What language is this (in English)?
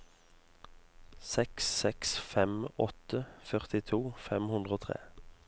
Norwegian